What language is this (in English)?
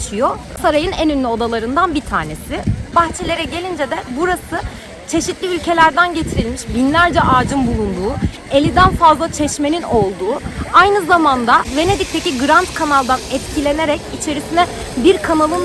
Turkish